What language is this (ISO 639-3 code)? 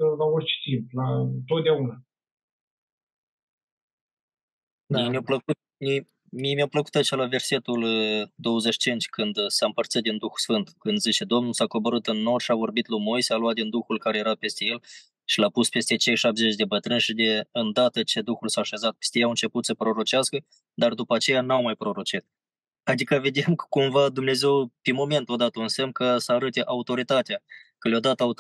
ron